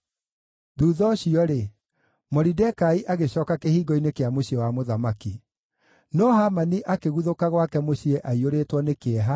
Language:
Kikuyu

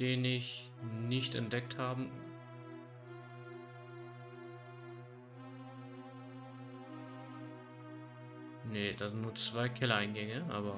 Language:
German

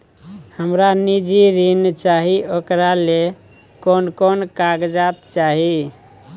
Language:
Maithili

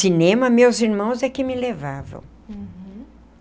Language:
Portuguese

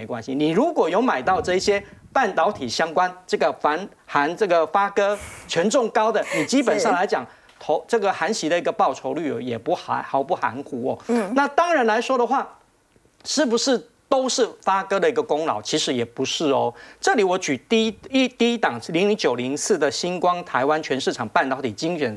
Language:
Chinese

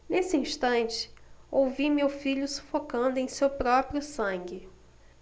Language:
Portuguese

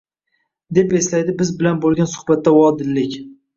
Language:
Uzbek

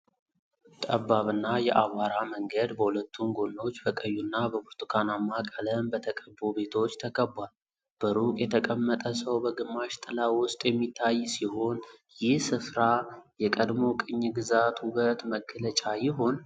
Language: Amharic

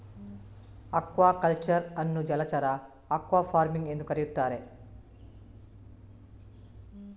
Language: Kannada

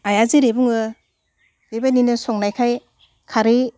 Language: Bodo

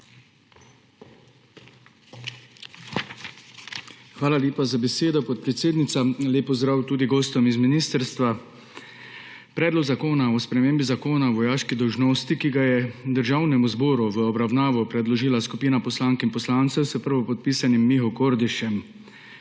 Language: Slovenian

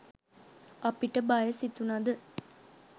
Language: Sinhala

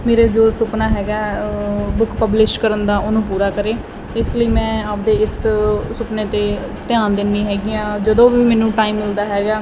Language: Punjabi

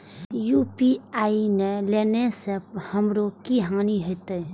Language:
Maithili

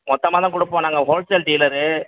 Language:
Tamil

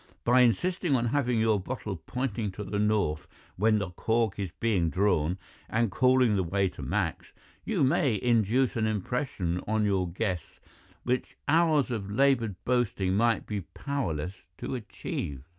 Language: English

